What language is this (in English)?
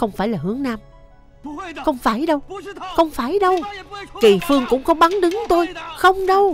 Vietnamese